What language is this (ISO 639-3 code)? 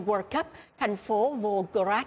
vie